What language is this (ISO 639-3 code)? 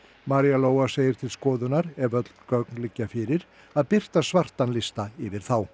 isl